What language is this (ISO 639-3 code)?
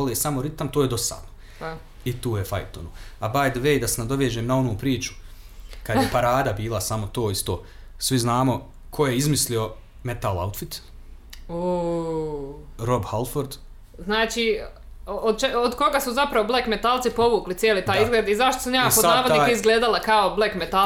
hrv